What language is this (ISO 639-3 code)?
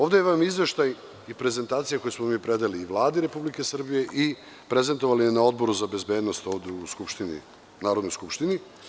srp